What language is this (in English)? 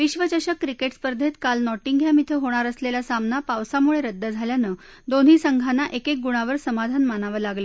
Marathi